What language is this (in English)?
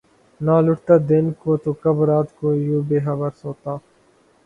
Urdu